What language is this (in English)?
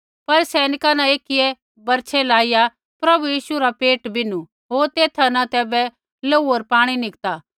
Kullu Pahari